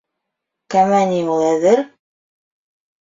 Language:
Bashkir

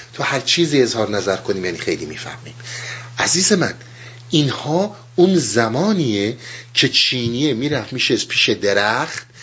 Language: Persian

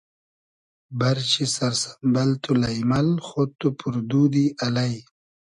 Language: Hazaragi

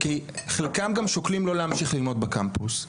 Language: Hebrew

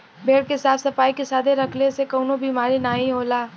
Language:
Bhojpuri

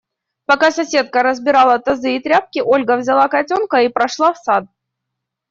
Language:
Russian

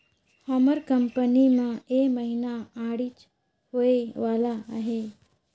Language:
Chhattisgarhi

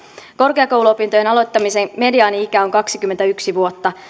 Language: Finnish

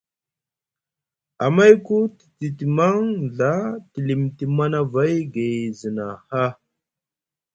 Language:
Musgu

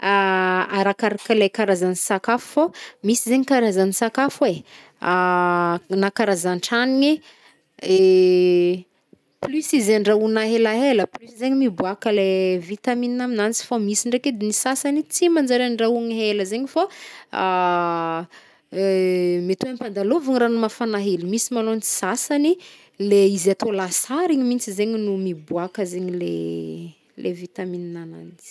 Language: Northern Betsimisaraka Malagasy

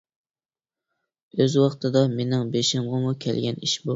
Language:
Uyghur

